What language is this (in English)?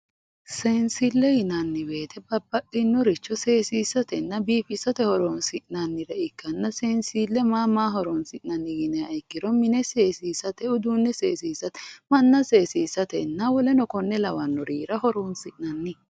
Sidamo